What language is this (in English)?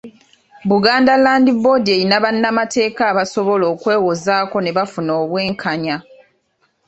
Ganda